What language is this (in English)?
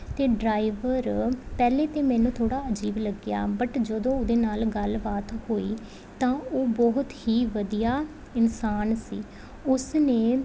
Punjabi